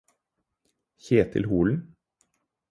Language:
Norwegian Bokmål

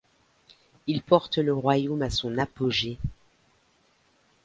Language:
French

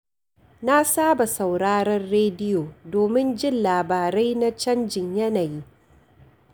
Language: Hausa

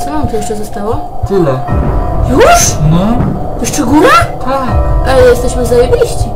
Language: Polish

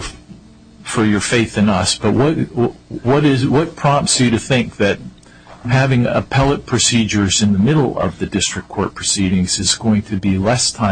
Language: English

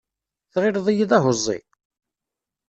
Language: Kabyle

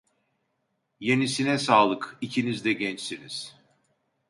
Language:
Turkish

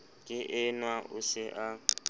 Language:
Southern Sotho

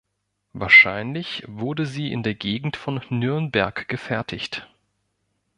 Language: German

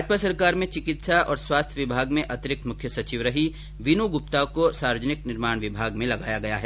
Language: Hindi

